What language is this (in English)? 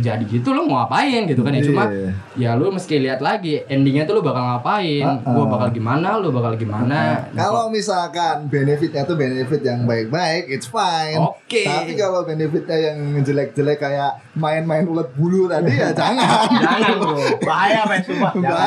Indonesian